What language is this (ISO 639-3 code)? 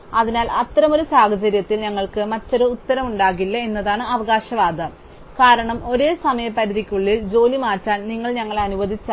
mal